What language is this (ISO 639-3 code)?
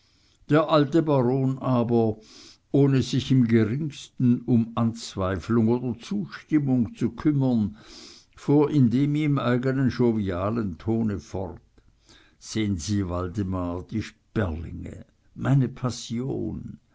deu